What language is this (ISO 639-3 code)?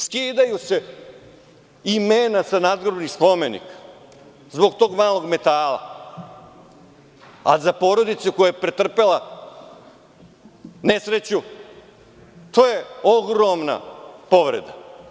srp